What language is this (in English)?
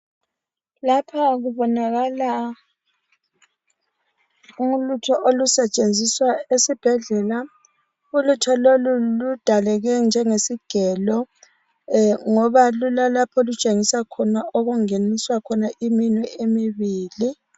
North Ndebele